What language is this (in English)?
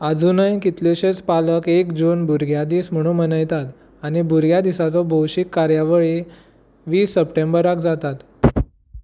Konkani